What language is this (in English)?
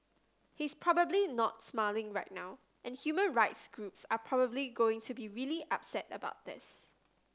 English